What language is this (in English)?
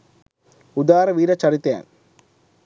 Sinhala